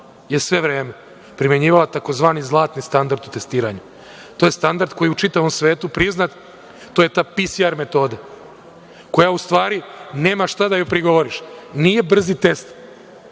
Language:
Serbian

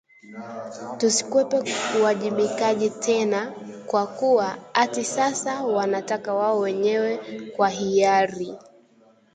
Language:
Swahili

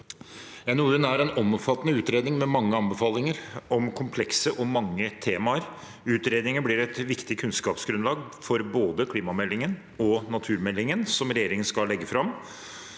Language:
Norwegian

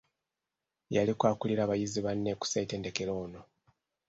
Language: Ganda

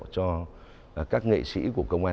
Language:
Vietnamese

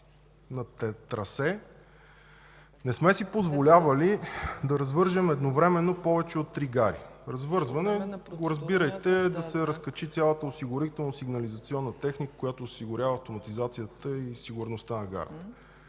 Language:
Bulgarian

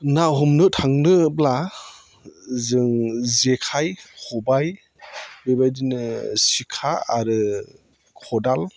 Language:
Bodo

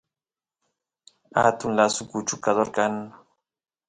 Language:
Santiago del Estero Quichua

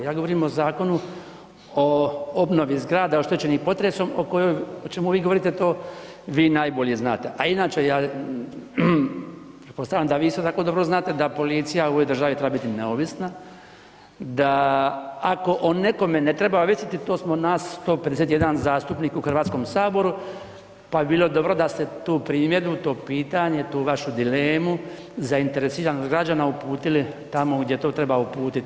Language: Croatian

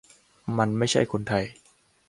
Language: Thai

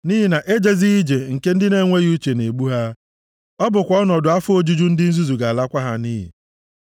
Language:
Igbo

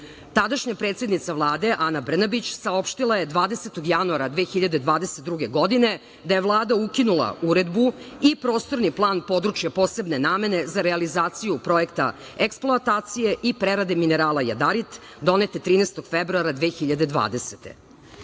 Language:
Serbian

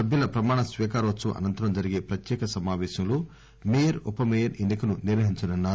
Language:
Telugu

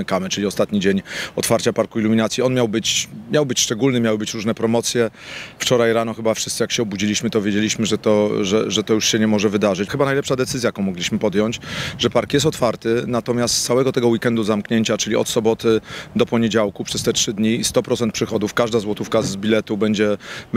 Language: Polish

